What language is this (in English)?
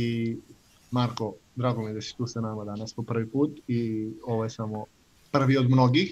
Croatian